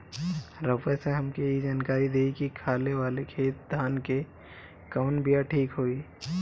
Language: Bhojpuri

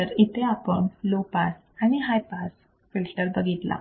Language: Marathi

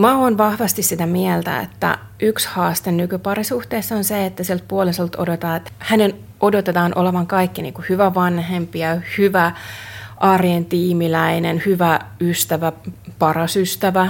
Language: Finnish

